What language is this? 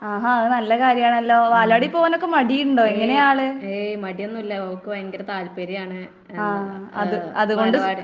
Malayalam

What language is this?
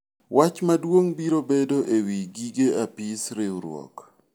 Luo (Kenya and Tanzania)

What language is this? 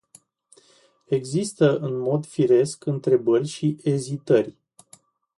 Romanian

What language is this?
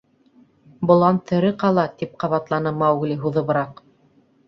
Bashkir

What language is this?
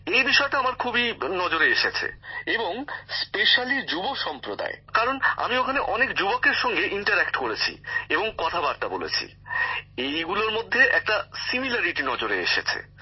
Bangla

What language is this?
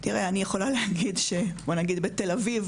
Hebrew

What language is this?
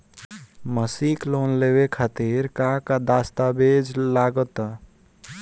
Bhojpuri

